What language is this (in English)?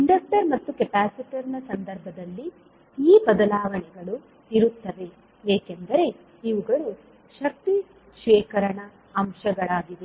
Kannada